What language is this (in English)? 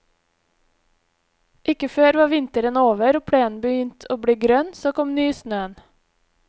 Norwegian